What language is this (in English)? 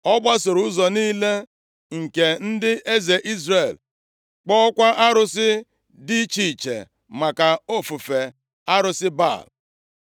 Igbo